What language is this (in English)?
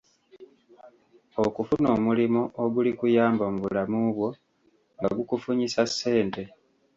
Ganda